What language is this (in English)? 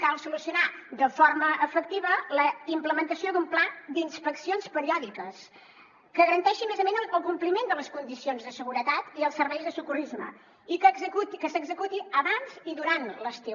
Catalan